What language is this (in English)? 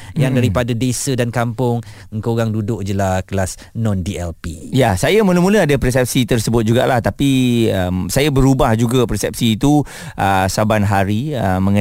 Malay